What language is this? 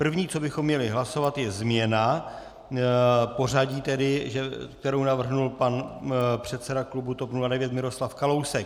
Czech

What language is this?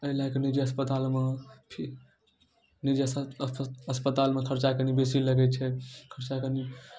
Maithili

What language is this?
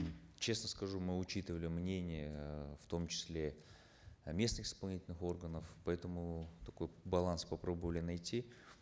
Kazakh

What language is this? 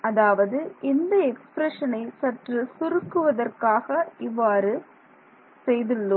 Tamil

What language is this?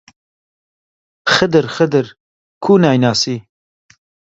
Central Kurdish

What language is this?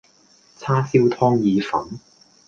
Cantonese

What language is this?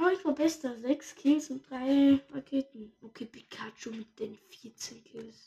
German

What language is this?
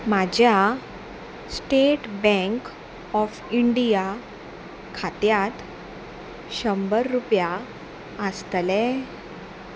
Konkani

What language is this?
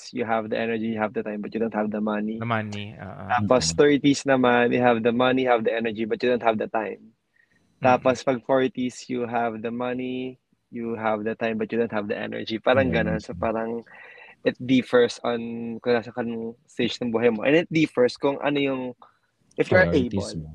Filipino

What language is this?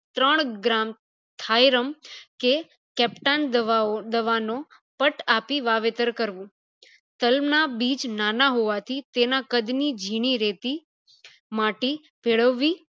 Gujarati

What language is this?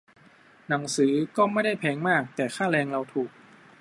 Thai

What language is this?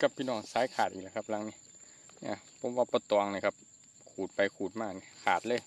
Thai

